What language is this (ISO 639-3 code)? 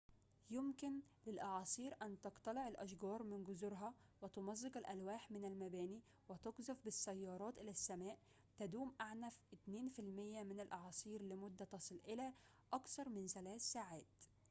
ara